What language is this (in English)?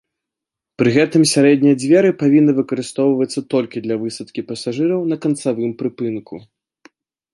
Belarusian